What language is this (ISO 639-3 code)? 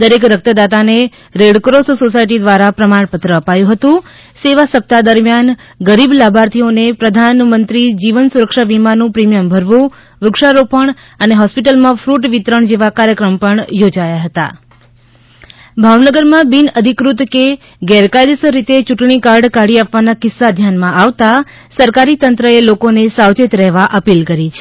guj